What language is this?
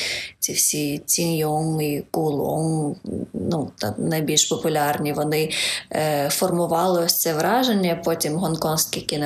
Ukrainian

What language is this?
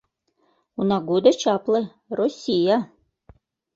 Mari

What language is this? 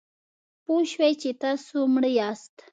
Pashto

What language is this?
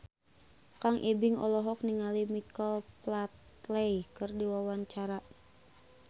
Sundanese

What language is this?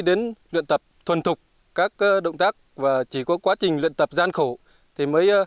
Vietnamese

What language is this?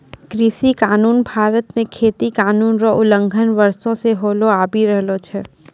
Maithili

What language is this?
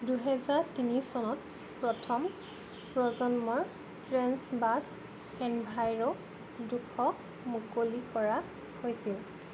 Assamese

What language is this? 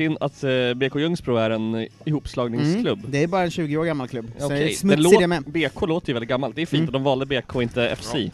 Swedish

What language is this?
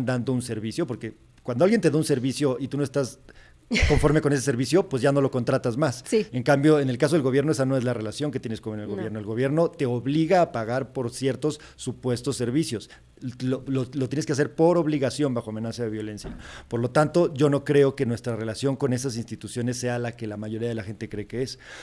Spanish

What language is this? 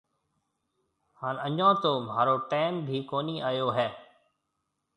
Marwari (Pakistan)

